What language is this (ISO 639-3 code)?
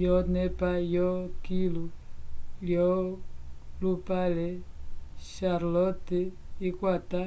umb